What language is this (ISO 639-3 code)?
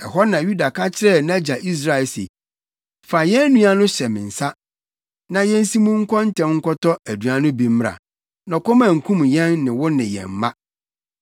aka